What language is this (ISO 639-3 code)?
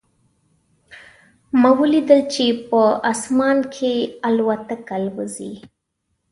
pus